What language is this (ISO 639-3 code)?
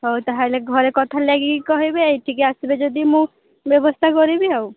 ori